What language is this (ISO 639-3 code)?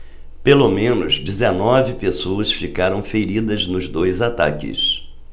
por